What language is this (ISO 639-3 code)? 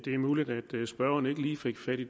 dan